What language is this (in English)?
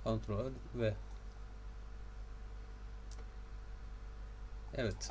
Turkish